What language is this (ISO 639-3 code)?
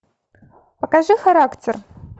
rus